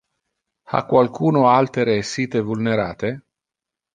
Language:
Interlingua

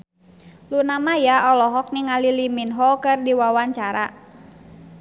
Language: Sundanese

